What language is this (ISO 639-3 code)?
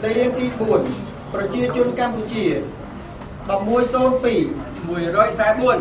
tha